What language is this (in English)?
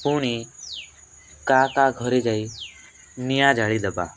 Odia